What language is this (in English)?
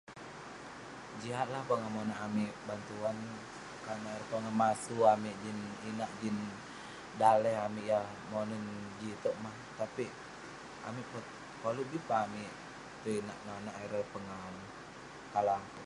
Western Penan